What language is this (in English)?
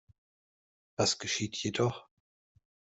German